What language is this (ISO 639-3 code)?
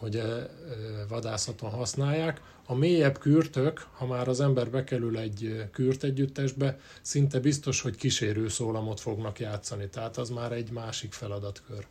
hun